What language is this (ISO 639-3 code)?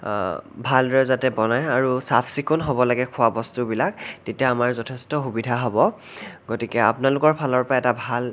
asm